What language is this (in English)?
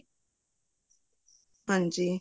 Punjabi